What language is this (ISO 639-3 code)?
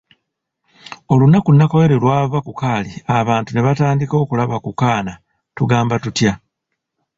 lug